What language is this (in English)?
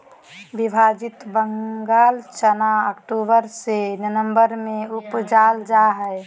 Magahi